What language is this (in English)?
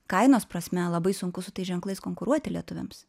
Lithuanian